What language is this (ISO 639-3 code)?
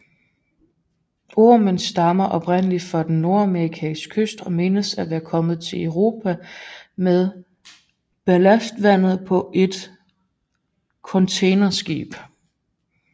dan